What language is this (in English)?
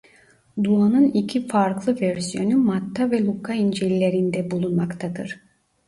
Turkish